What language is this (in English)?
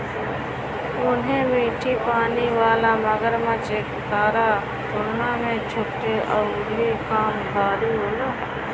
Bhojpuri